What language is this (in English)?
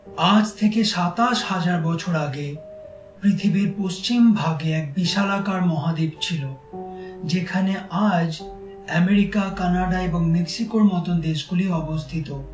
Bangla